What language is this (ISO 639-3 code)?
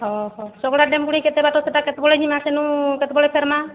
ori